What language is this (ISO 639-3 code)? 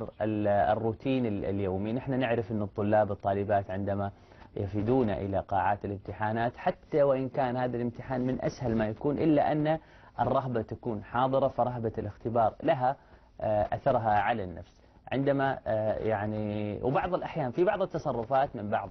ara